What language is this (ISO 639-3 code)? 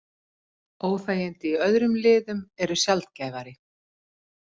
isl